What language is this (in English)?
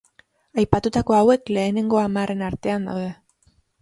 Basque